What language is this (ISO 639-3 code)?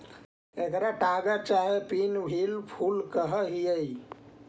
mag